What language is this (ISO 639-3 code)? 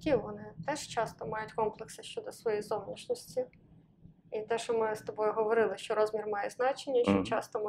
ukr